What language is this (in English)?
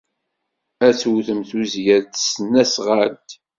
Kabyle